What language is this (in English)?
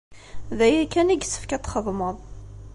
Kabyle